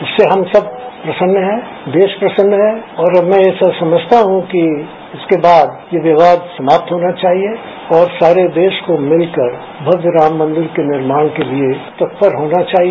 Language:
Hindi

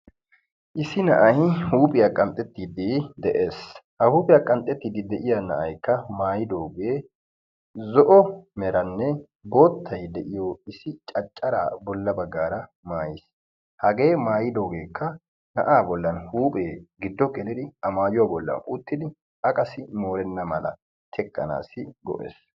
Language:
Wolaytta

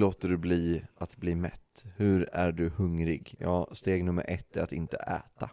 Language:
Swedish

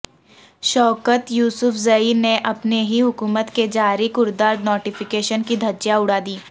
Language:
Urdu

